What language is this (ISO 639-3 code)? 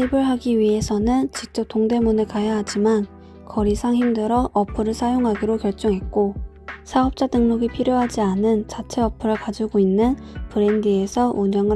kor